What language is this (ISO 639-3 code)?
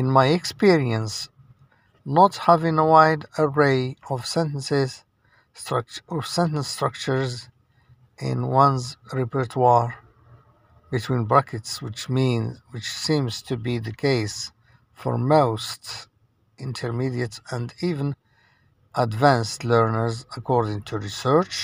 eng